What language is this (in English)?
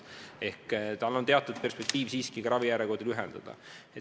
Estonian